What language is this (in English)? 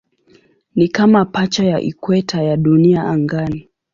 Swahili